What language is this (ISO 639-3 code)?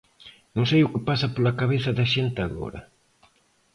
glg